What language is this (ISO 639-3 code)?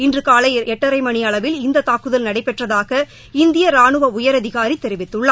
tam